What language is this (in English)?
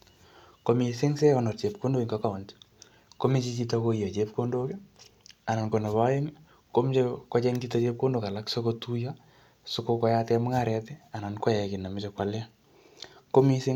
Kalenjin